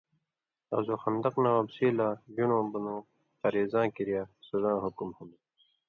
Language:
Indus Kohistani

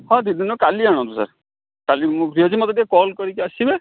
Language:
Odia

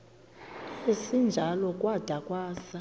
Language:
Xhosa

